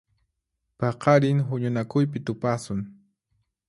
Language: Puno Quechua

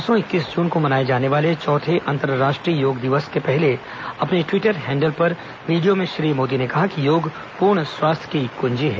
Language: Hindi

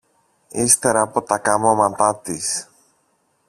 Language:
Greek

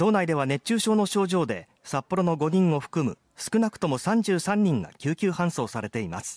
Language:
Japanese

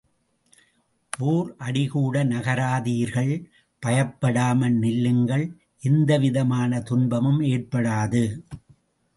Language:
Tamil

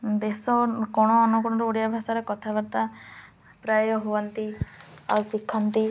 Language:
Odia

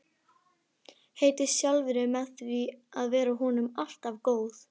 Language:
Icelandic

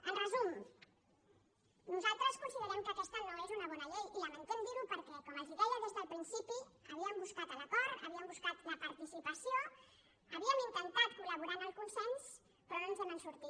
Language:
Catalan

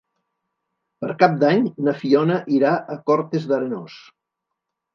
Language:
Catalan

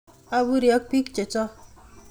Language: Kalenjin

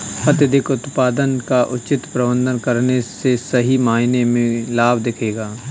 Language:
Hindi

